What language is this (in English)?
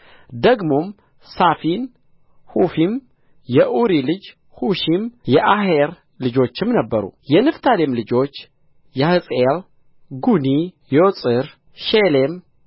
Amharic